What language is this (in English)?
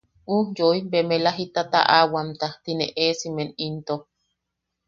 Yaqui